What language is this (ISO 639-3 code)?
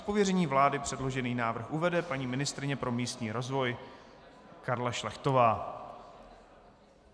ces